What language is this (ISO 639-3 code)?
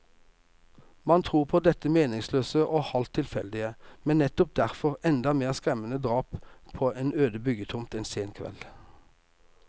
nor